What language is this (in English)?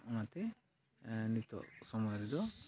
Santali